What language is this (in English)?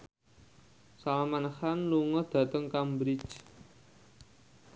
Javanese